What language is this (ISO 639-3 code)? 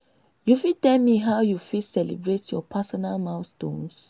pcm